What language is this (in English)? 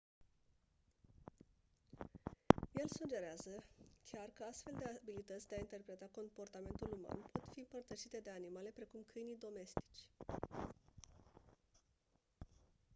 Romanian